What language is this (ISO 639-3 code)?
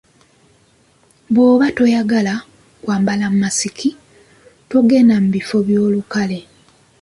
lug